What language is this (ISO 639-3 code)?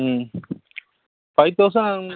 tam